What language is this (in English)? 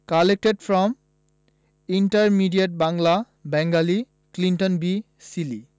Bangla